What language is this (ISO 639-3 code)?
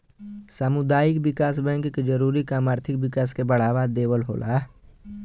bho